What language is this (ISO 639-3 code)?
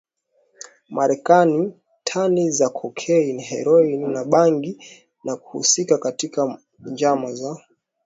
swa